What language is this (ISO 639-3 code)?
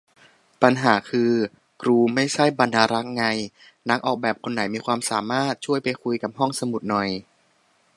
tha